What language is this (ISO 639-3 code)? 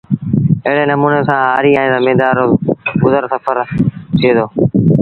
sbn